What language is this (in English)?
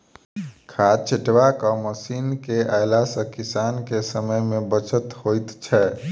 Maithili